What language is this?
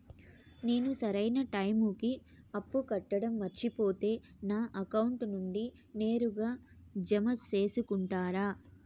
Telugu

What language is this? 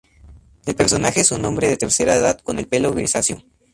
Spanish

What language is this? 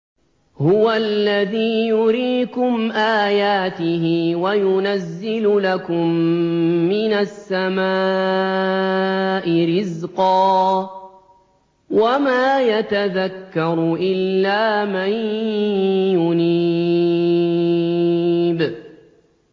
Arabic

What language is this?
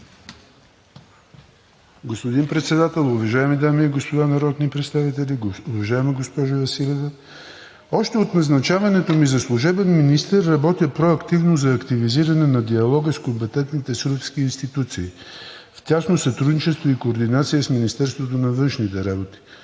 Bulgarian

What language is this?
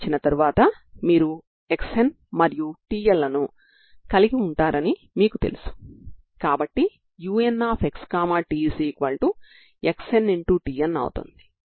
Telugu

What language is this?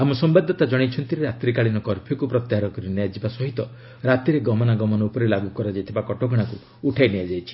Odia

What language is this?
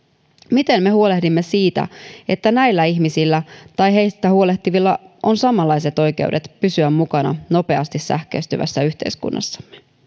Finnish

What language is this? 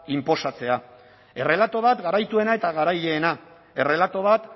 Basque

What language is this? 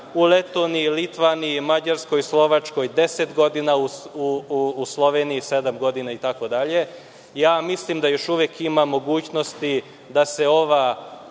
Serbian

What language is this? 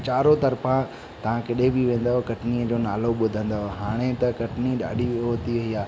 Sindhi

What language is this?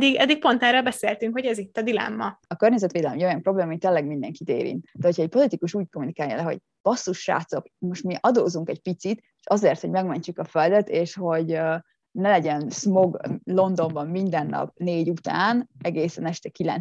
Hungarian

